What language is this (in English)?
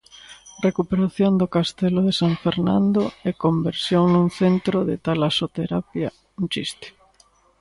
Galician